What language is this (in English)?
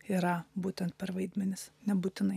Lithuanian